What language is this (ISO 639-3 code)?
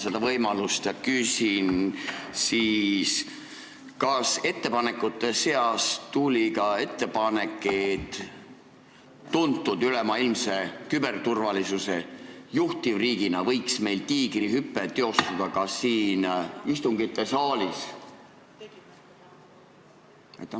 est